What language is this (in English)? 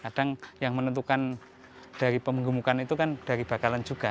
Indonesian